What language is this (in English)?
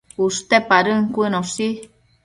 Matsés